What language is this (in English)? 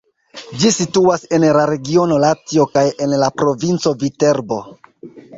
Esperanto